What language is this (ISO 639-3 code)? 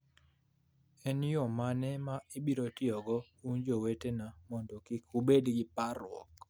luo